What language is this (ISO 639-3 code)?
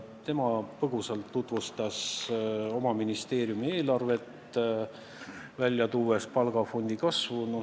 est